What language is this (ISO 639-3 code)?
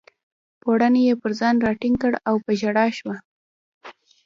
pus